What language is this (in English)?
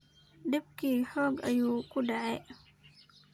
Somali